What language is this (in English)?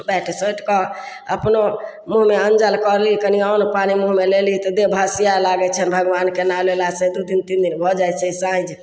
Maithili